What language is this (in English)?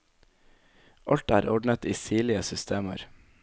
Norwegian